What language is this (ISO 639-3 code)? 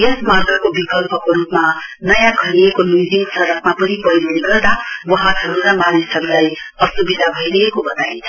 nep